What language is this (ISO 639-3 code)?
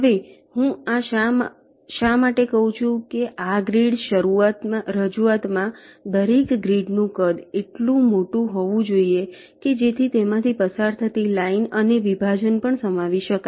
guj